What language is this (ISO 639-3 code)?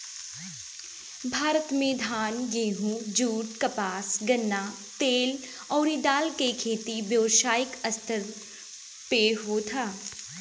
bho